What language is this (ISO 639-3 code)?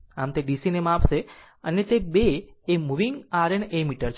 guj